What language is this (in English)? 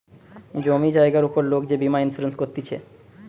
Bangla